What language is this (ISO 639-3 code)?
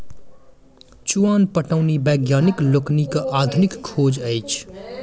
mai